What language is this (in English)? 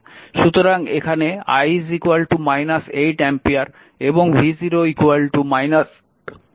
Bangla